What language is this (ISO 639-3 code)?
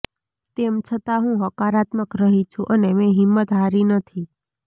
guj